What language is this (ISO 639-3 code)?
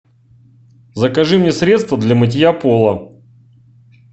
rus